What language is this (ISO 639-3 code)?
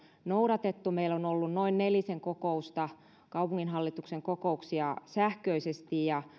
fin